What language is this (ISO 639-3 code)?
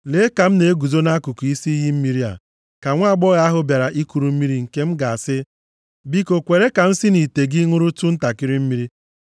ibo